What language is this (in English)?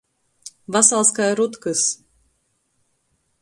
Latgalian